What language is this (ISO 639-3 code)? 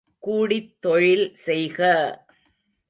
tam